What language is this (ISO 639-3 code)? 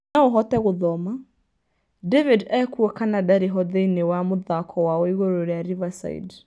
kik